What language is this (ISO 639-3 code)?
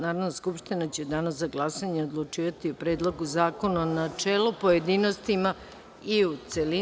srp